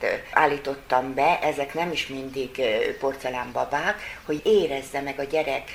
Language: Hungarian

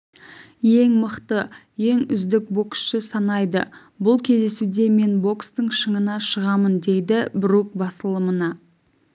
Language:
Kazakh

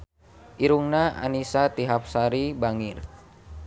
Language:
Sundanese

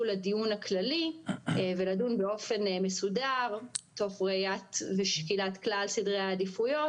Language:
Hebrew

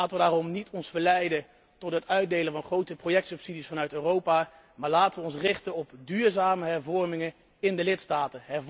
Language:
Dutch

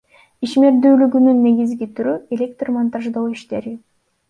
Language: Kyrgyz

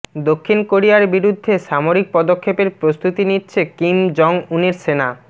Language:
Bangla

